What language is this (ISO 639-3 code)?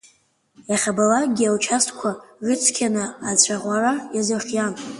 abk